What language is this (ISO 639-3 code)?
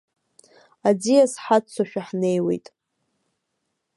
abk